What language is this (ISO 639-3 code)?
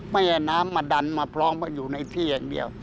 tha